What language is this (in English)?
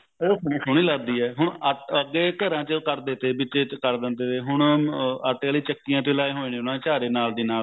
Punjabi